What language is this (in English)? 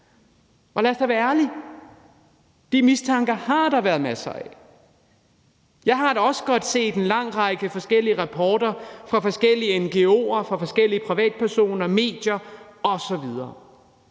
Danish